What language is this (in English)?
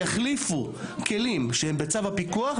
Hebrew